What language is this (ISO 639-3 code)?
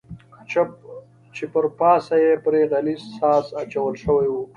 pus